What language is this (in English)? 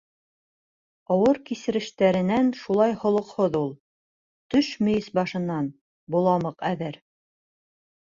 Bashkir